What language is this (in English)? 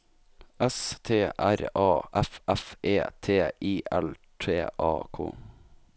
Norwegian